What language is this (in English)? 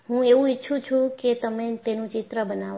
Gujarati